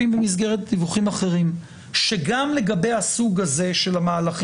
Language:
Hebrew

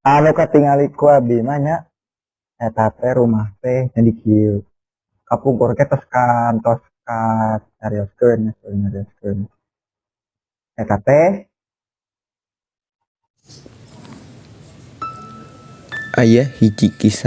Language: Indonesian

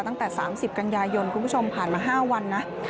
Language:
Thai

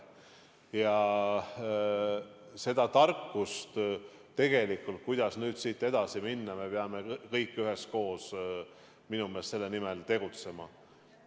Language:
Estonian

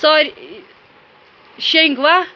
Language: Kashmiri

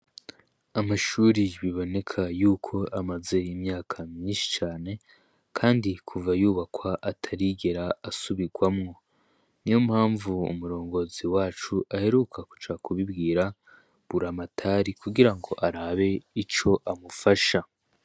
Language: Rundi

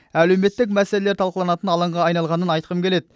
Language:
Kazakh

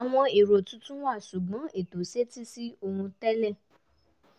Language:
Yoruba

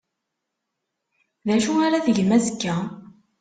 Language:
Kabyle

